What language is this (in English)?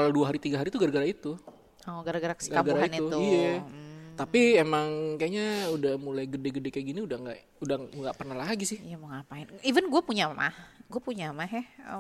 Indonesian